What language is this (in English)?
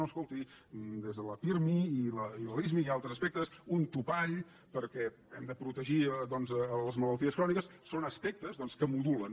Catalan